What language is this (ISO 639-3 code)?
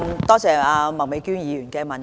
yue